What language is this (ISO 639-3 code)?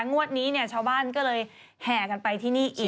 tha